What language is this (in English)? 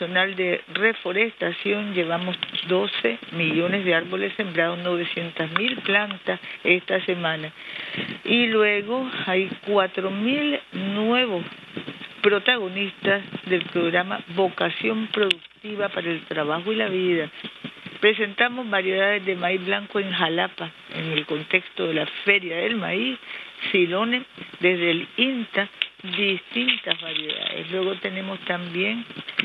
Spanish